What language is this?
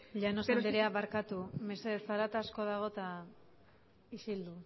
Basque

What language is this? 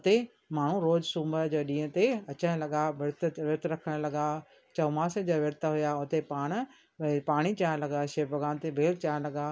Sindhi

